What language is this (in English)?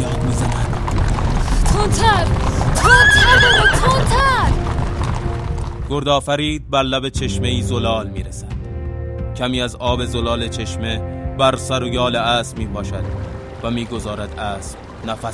Persian